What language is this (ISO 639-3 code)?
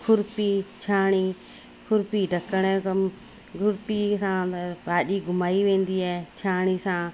snd